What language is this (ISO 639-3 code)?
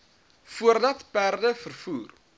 afr